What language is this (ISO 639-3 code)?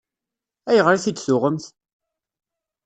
kab